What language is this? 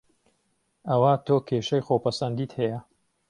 Central Kurdish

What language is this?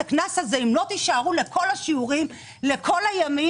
Hebrew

